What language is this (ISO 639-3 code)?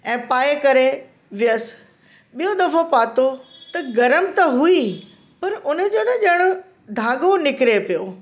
snd